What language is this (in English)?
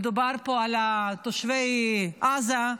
Hebrew